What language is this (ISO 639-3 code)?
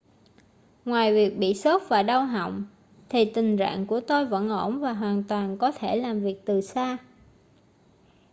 vie